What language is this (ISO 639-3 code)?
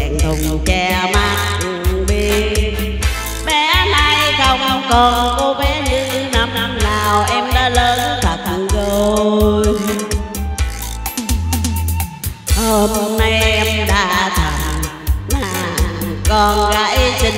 vie